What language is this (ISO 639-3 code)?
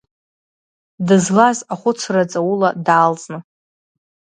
abk